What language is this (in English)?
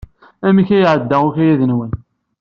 Kabyle